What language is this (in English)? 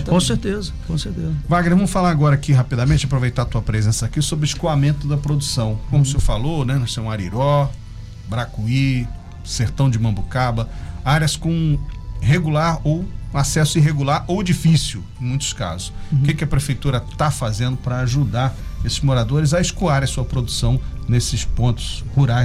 Portuguese